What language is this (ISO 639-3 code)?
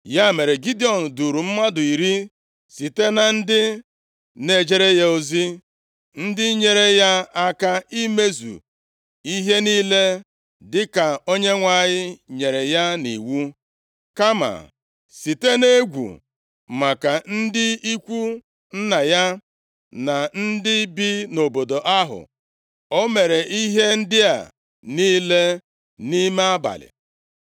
ibo